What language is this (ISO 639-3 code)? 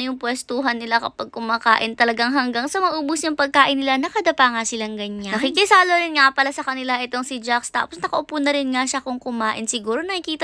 fil